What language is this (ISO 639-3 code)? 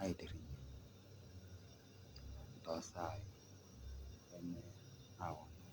mas